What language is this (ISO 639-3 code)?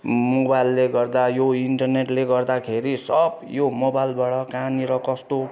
nep